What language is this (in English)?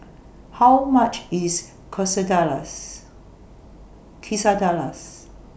English